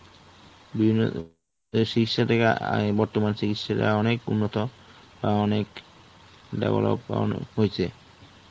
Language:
Bangla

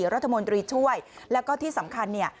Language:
Thai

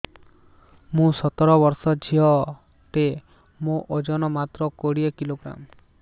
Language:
Odia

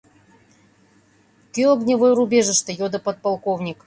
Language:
Mari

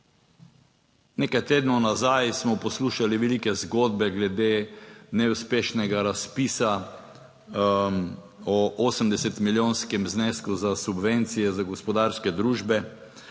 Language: Slovenian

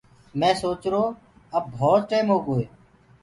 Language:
Gurgula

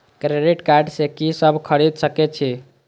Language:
Maithili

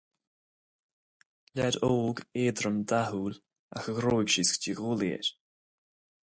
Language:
Irish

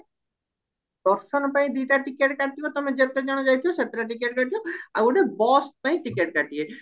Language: Odia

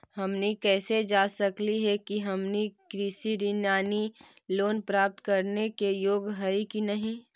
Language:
Magahi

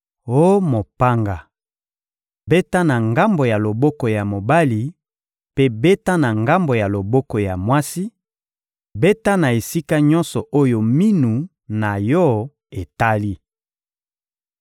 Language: Lingala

